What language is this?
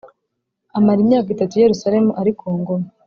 Kinyarwanda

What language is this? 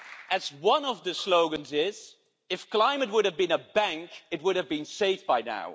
English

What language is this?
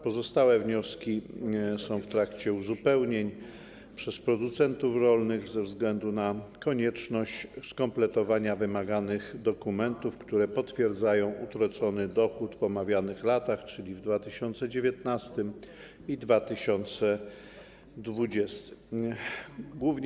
Polish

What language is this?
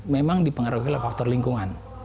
Indonesian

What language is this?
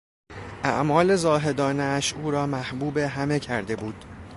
Persian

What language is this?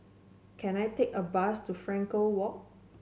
English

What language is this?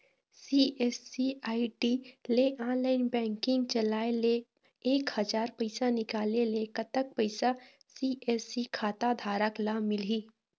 Chhattisgarhi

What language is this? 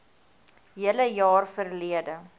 Afrikaans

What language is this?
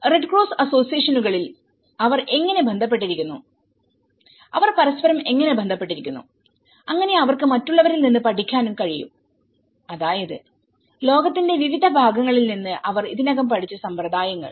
Malayalam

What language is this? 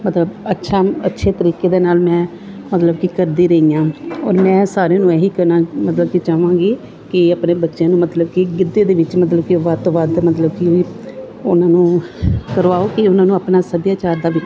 Punjabi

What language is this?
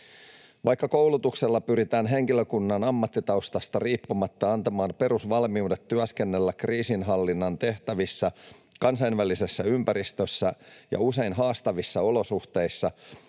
Finnish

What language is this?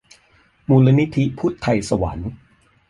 Thai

